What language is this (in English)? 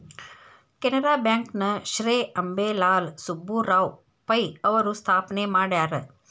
Kannada